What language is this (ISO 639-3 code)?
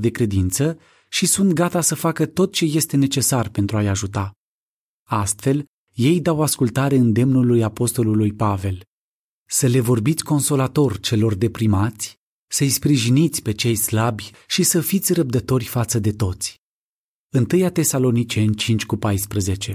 ron